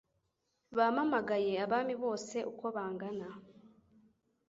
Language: Kinyarwanda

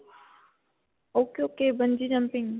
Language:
Punjabi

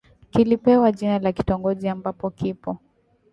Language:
Swahili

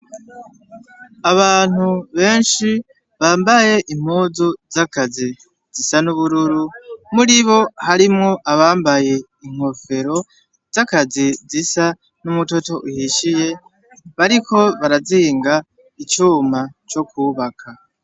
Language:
Rundi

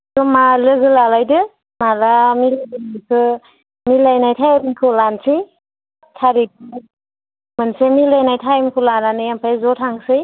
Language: Bodo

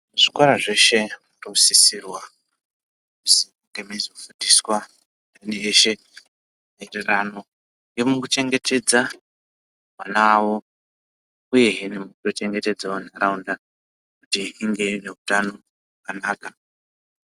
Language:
Ndau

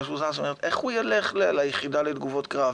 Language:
Hebrew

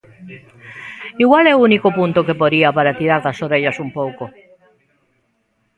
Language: Galician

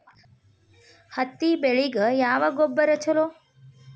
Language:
Kannada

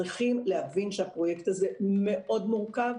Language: Hebrew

